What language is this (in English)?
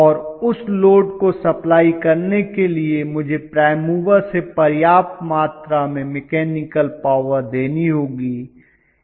Hindi